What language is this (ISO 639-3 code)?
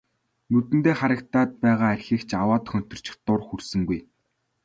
mon